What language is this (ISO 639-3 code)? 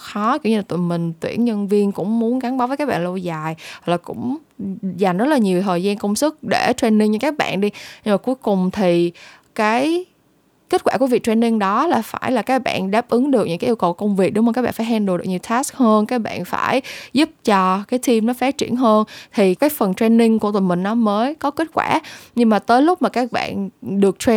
vie